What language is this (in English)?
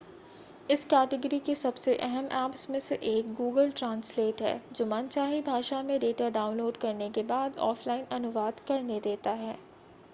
Hindi